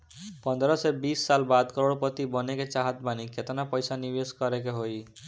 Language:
Bhojpuri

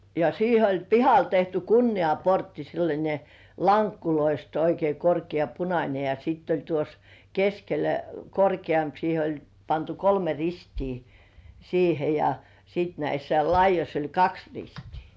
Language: Finnish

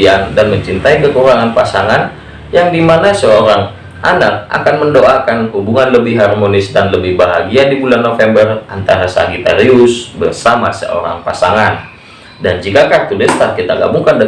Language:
Indonesian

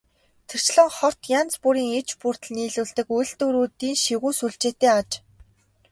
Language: Mongolian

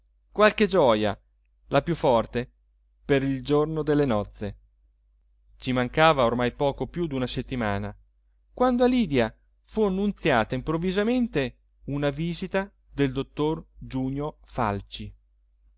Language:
Italian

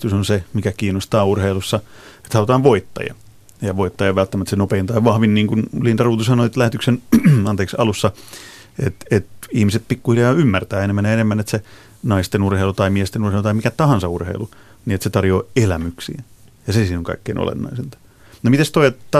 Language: Finnish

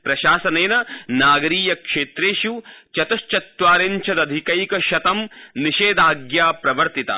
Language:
Sanskrit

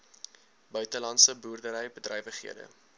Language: Afrikaans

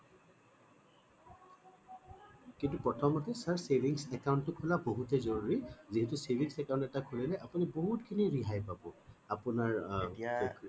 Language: Assamese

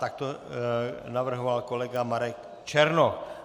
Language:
Czech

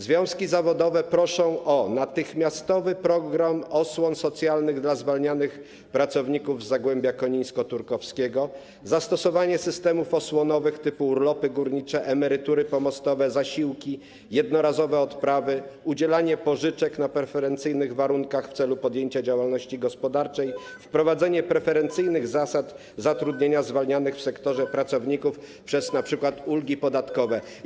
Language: Polish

